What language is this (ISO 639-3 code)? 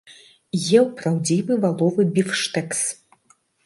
bel